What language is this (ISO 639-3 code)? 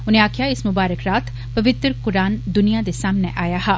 doi